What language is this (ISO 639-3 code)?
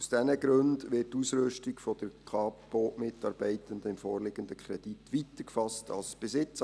gsw